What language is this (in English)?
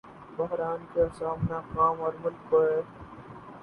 Urdu